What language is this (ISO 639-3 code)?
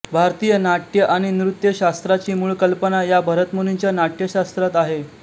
mar